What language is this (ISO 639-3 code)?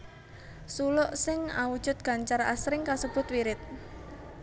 jav